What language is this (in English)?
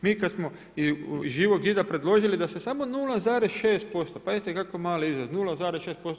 Croatian